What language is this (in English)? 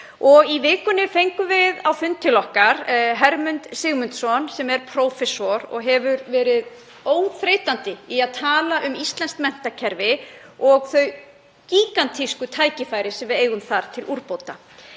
Icelandic